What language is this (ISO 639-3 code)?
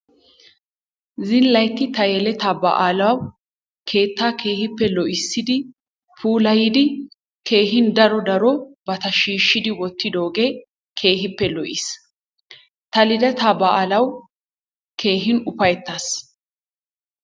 wal